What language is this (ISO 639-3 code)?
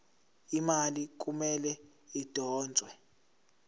zul